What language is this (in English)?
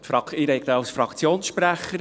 Swiss German